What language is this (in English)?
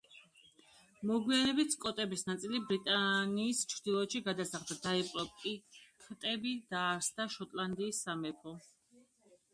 Georgian